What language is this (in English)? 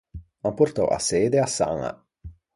Ligurian